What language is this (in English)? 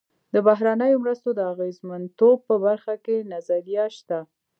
Pashto